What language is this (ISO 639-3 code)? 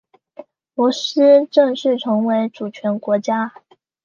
zho